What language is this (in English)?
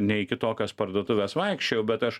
Lithuanian